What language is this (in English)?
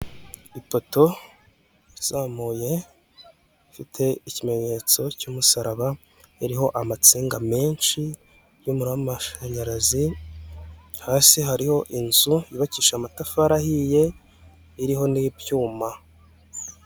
Kinyarwanda